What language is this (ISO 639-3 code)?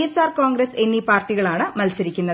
mal